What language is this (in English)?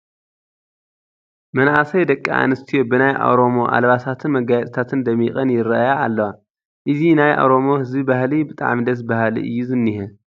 Tigrinya